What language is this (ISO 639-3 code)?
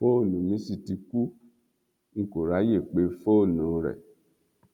yor